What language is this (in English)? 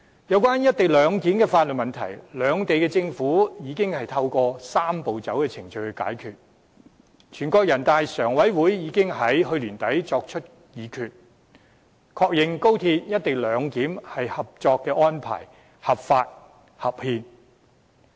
Cantonese